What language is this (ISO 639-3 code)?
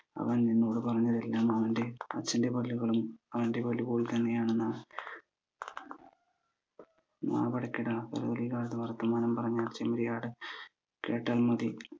mal